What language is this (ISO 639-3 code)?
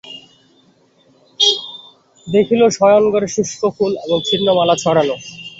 ben